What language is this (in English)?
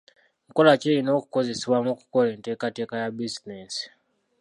Ganda